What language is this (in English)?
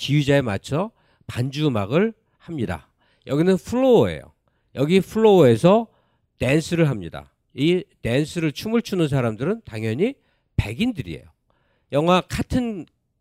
Korean